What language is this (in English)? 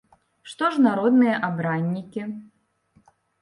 Belarusian